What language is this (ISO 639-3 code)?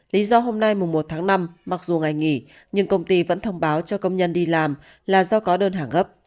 vie